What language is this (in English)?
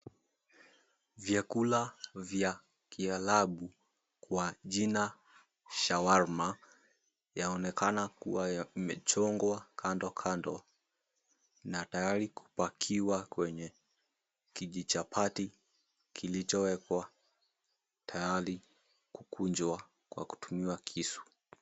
Swahili